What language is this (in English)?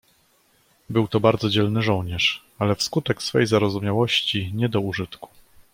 Polish